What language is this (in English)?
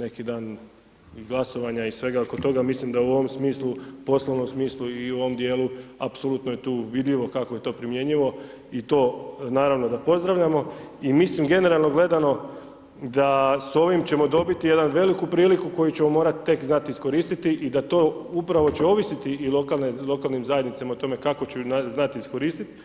Croatian